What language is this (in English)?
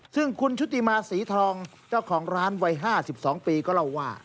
Thai